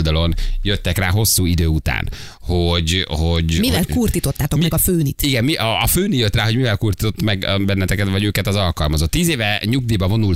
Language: Hungarian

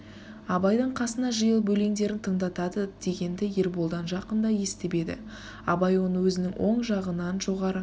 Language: Kazakh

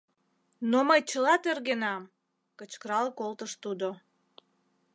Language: Mari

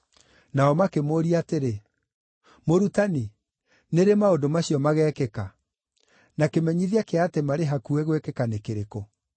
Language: Kikuyu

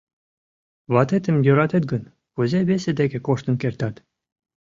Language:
Mari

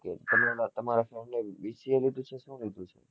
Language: Gujarati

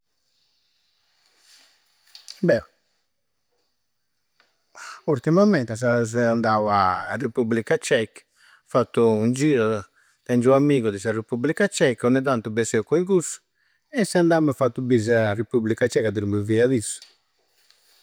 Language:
Campidanese Sardinian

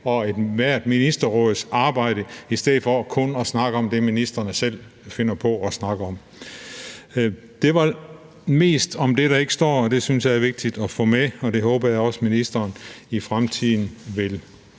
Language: Danish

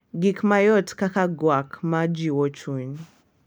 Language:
Luo (Kenya and Tanzania)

